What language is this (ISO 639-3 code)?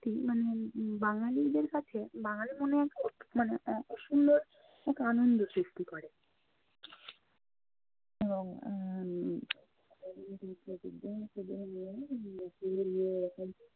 ben